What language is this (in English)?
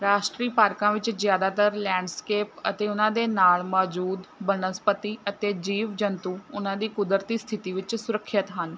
Punjabi